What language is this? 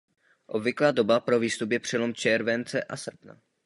Czech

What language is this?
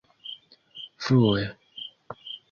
Esperanto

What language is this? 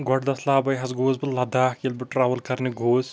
Kashmiri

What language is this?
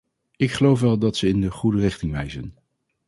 Dutch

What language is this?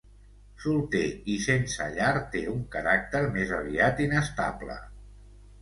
Catalan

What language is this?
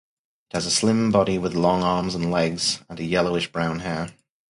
English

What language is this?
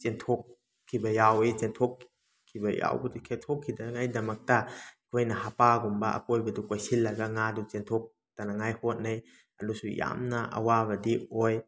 Manipuri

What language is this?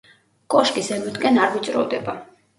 Georgian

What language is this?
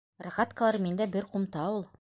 Bashkir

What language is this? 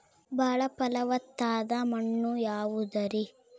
Kannada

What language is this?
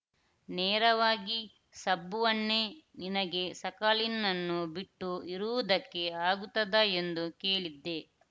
Kannada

